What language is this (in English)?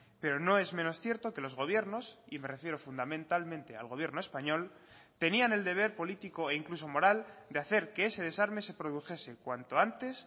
Spanish